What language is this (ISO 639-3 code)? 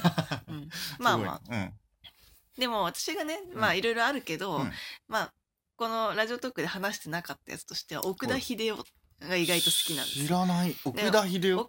jpn